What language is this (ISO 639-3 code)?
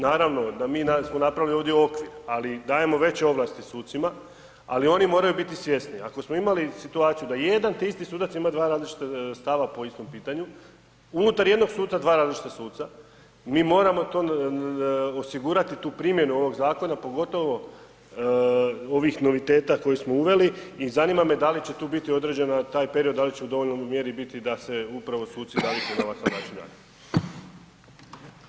hrv